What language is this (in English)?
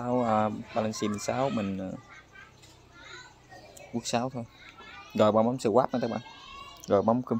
Vietnamese